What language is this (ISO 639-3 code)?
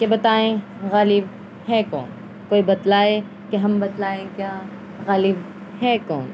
urd